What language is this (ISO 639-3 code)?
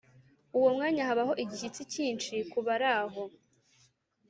kin